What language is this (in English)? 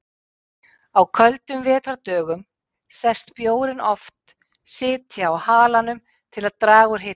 Icelandic